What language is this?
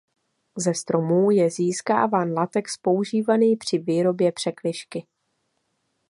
Czech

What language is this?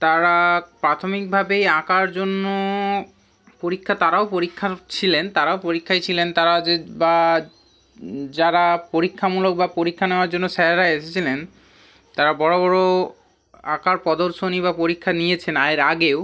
Bangla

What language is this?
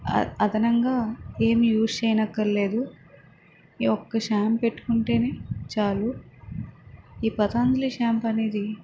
Telugu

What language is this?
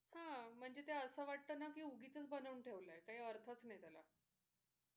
Marathi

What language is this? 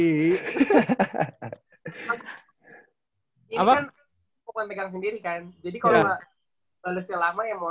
Indonesian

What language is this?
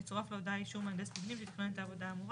Hebrew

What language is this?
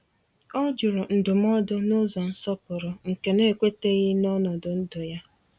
Igbo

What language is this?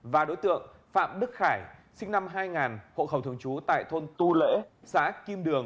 Vietnamese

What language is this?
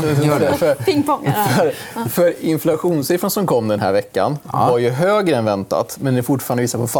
Swedish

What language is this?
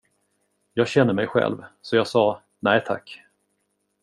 Swedish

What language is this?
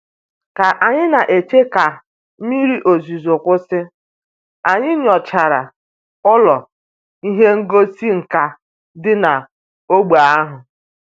Igbo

